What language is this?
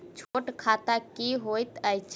Maithili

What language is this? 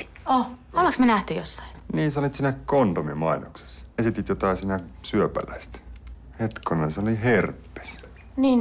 Finnish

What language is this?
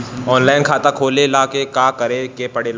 Bhojpuri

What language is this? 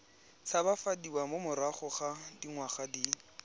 Tswana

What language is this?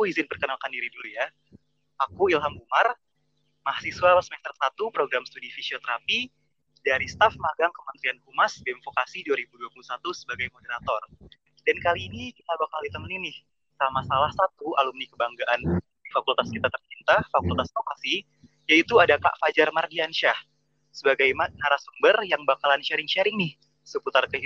Indonesian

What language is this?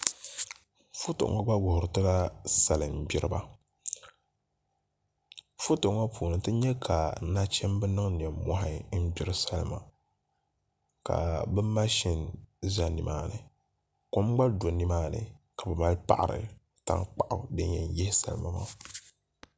Dagbani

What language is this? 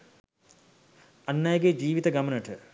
Sinhala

